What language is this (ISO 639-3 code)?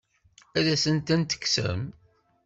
kab